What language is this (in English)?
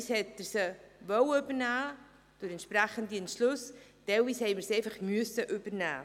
Swiss German